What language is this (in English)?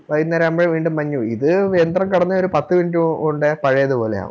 Malayalam